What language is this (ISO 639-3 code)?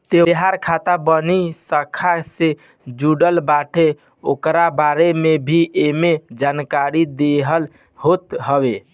bho